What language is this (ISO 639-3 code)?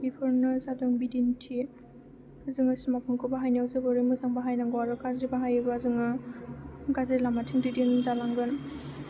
brx